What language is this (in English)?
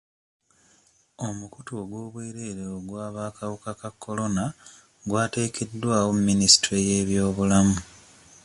Ganda